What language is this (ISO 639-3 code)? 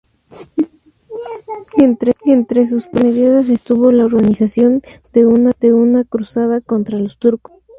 spa